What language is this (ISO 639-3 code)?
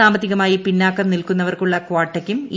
mal